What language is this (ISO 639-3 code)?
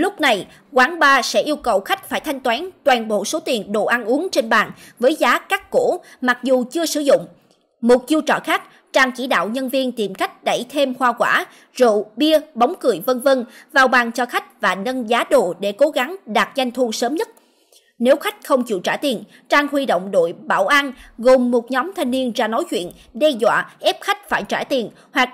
vie